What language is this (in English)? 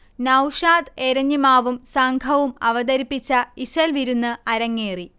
Malayalam